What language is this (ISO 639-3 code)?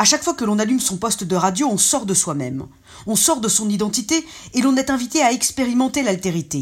fra